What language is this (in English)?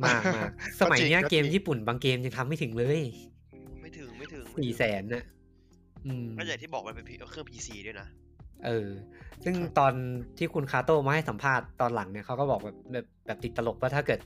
Thai